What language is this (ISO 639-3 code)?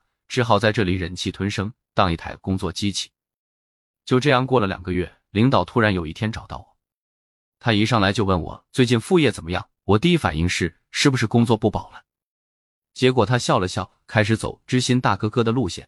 zho